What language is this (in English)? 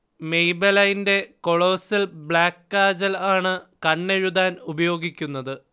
Malayalam